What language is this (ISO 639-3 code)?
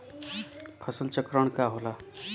bho